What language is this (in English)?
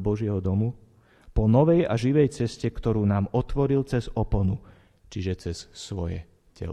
Slovak